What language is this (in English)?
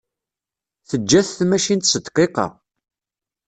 Kabyle